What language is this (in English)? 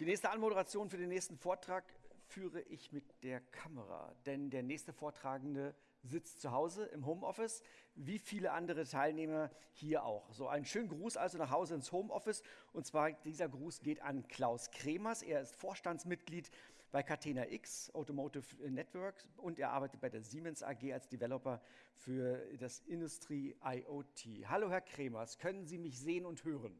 German